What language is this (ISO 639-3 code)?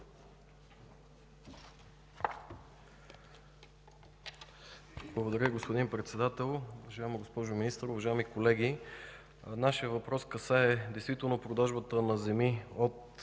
bul